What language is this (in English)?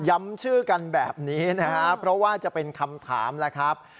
Thai